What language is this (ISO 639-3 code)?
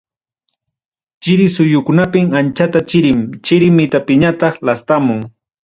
quy